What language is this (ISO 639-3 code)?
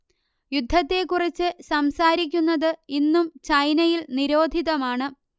mal